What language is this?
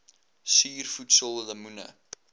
Afrikaans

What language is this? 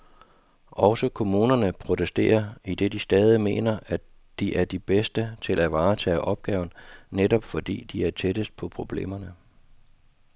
Danish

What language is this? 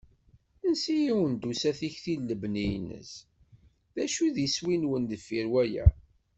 Kabyle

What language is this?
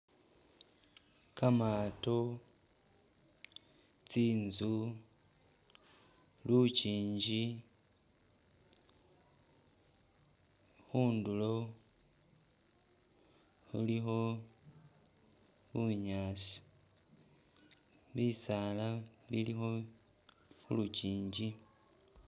Masaaba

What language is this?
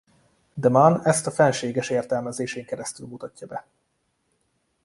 Hungarian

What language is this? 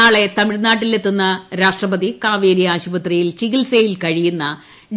Malayalam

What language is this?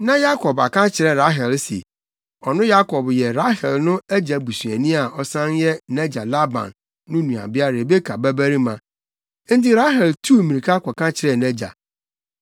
Akan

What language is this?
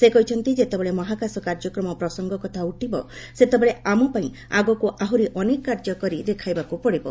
Odia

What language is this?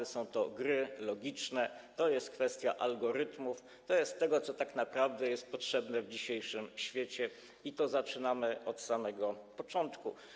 Polish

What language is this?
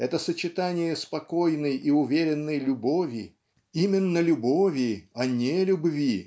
Russian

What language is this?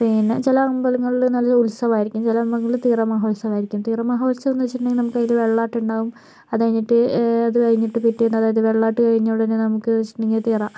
Malayalam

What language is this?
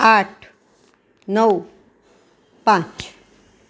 Gujarati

